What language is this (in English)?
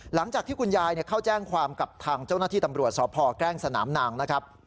Thai